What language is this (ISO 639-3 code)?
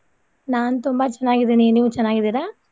kan